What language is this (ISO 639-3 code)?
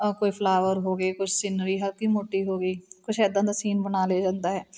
pan